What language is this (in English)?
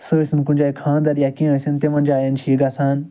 Kashmiri